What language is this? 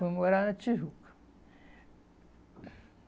Portuguese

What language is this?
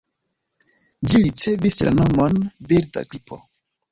Esperanto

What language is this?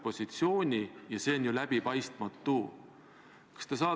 Estonian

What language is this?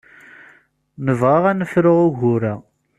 Kabyle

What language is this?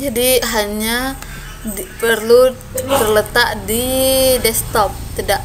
Indonesian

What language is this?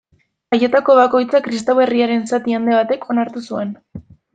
Basque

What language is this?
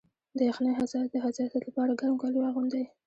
Pashto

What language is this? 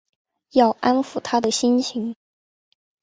Chinese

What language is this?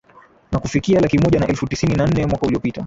Swahili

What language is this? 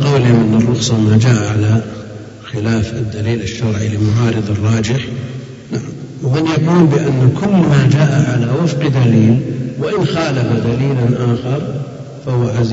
Arabic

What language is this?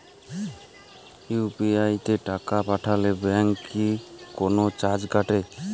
Bangla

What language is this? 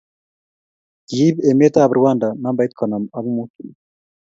Kalenjin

